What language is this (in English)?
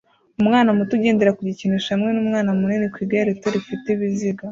Kinyarwanda